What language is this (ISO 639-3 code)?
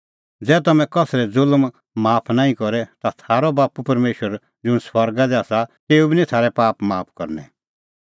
kfx